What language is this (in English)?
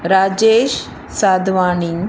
Sindhi